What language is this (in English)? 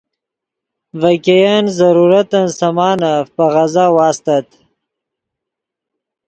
Yidgha